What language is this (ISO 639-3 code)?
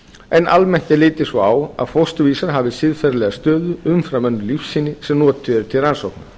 isl